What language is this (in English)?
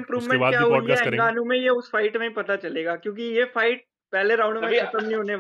Hindi